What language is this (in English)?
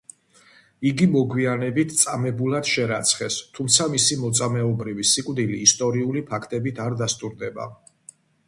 Georgian